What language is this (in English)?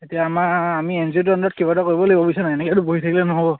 Assamese